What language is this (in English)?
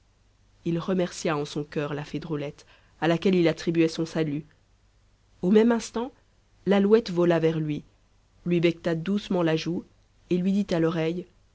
French